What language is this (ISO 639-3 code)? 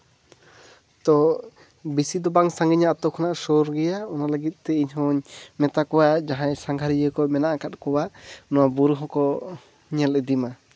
sat